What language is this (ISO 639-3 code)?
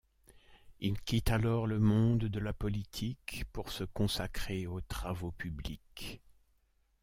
fra